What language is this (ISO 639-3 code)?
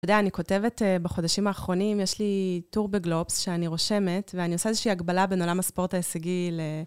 heb